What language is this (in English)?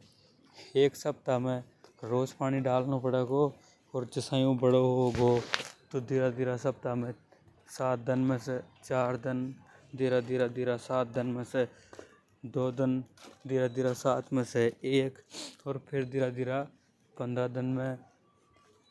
Hadothi